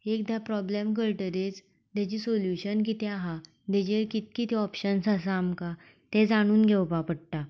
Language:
Konkani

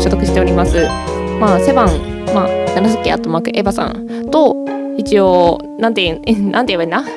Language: Japanese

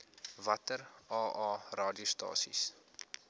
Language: Afrikaans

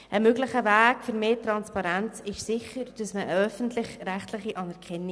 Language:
Swiss German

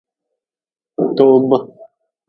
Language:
Nawdm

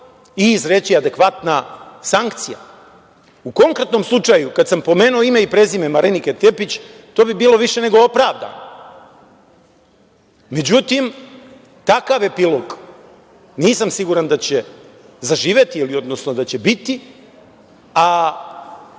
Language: Serbian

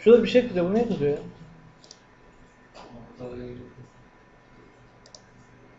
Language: Turkish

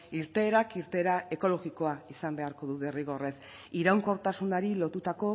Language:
Basque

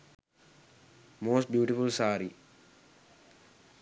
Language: Sinhala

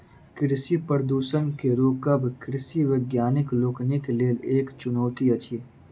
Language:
Maithili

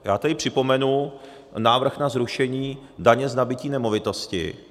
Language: Czech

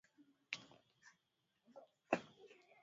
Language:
Swahili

